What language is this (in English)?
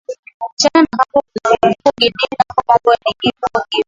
Swahili